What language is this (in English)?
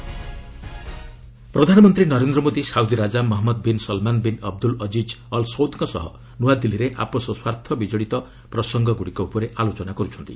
Odia